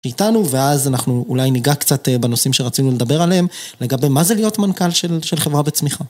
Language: Hebrew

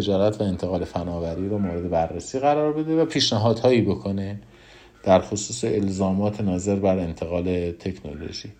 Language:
Persian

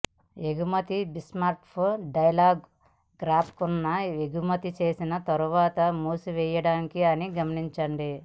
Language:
Telugu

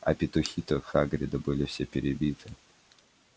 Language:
Russian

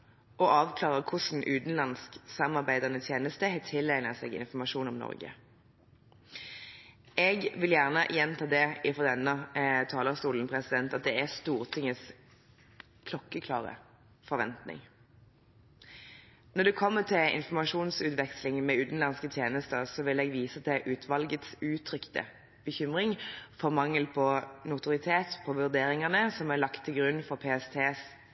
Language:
Norwegian Bokmål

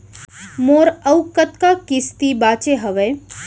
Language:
Chhattisgarhi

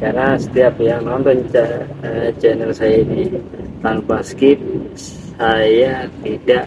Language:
Indonesian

